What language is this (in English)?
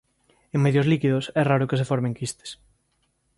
Galician